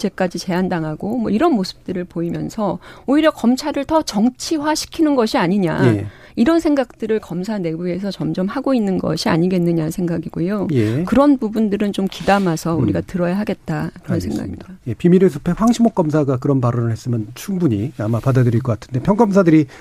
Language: Korean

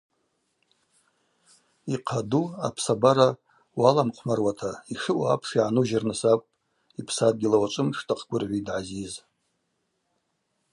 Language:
Abaza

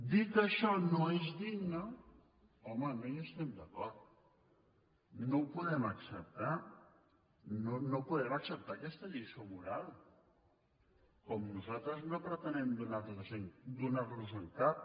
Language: Catalan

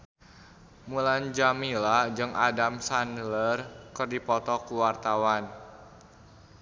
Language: Sundanese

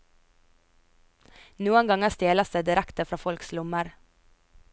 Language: Norwegian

